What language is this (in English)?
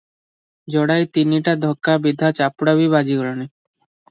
Odia